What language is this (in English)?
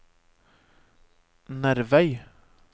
Norwegian